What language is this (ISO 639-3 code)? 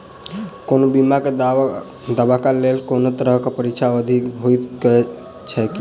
mai